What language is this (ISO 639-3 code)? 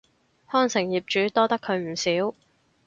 yue